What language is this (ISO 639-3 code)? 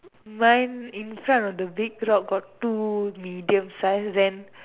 eng